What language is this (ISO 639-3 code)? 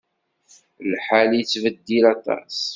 kab